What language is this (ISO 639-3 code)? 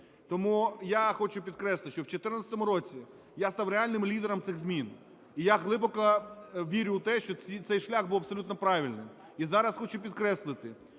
ukr